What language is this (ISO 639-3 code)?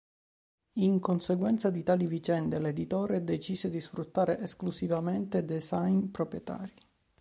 ita